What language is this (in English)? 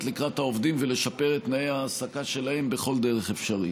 Hebrew